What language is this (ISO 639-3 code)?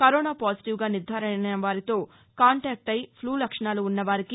tel